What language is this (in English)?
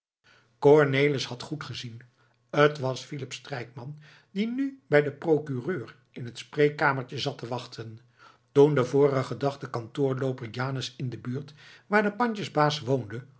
Dutch